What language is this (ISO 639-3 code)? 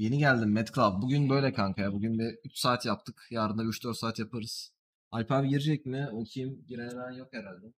tur